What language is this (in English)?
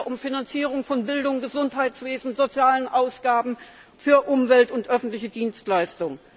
German